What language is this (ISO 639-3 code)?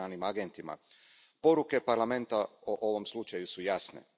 hrv